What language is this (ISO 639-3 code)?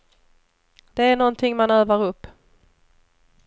swe